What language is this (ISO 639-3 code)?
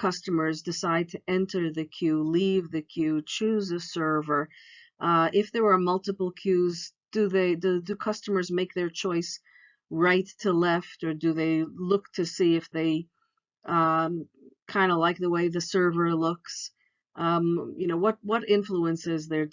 eng